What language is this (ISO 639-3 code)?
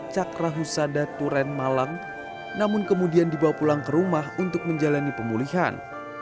ind